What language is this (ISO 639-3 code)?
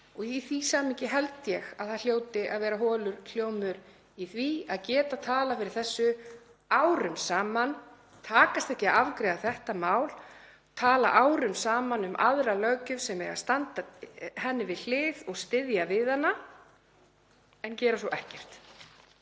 isl